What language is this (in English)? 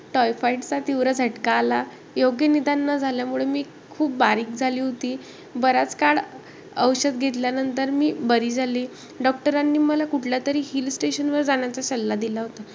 Marathi